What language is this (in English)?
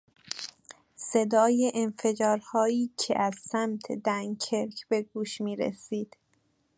Persian